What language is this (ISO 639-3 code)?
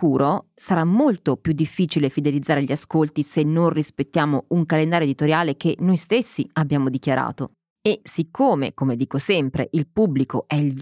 ita